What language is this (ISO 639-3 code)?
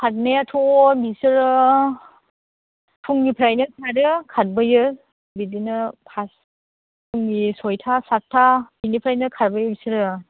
brx